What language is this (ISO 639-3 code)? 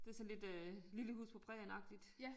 dan